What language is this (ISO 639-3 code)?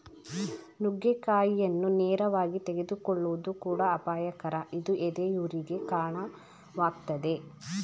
kan